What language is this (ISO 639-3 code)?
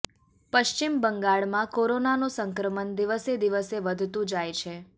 guj